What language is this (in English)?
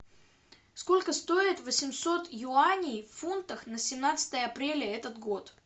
Russian